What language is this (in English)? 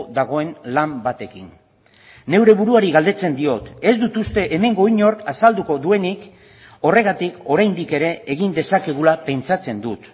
Basque